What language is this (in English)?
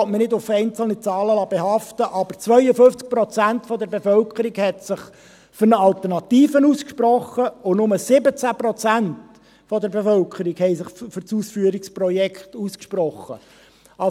Swiss German